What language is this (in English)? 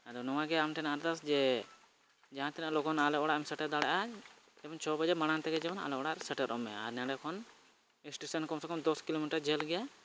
Santali